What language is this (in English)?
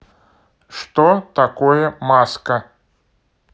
Russian